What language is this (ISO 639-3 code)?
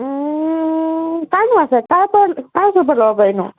asm